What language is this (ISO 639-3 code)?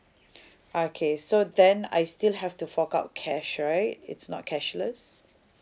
eng